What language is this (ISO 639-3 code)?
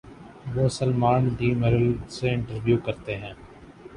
urd